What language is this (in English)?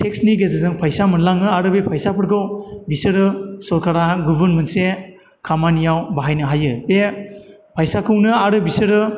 Bodo